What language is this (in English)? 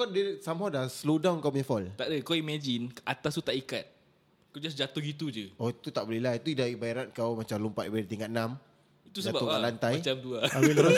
Malay